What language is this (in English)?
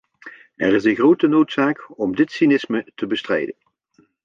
Dutch